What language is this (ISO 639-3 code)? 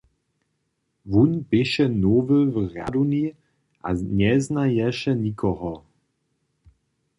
hsb